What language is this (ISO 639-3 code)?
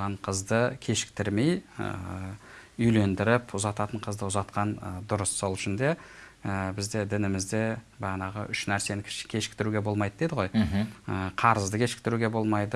tur